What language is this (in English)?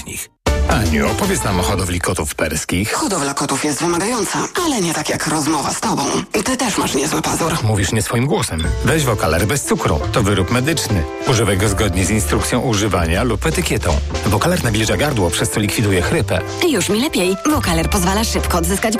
Polish